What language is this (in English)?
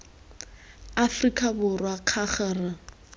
Tswana